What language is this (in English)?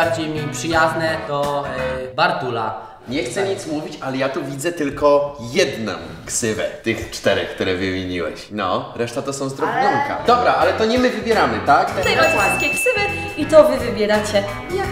Polish